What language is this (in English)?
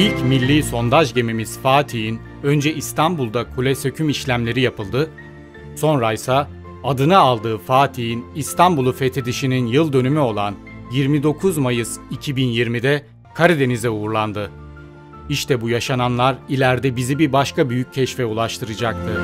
Turkish